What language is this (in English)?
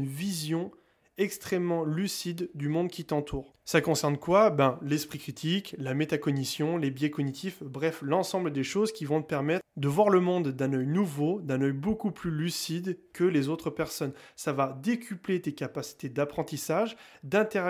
French